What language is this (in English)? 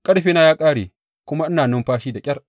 Hausa